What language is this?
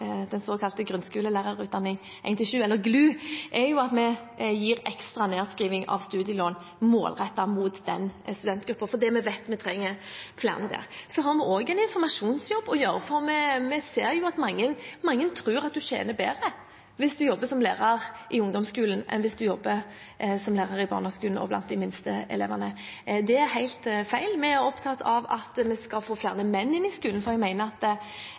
Norwegian Bokmål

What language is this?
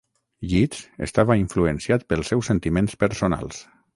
Catalan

